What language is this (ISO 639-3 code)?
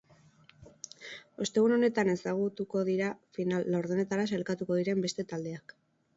eus